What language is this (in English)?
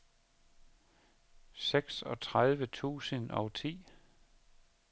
Danish